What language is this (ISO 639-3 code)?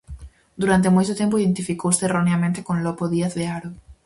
glg